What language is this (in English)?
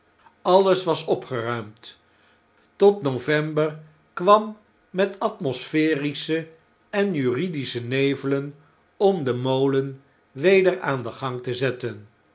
Dutch